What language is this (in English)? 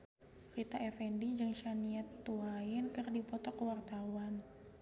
Sundanese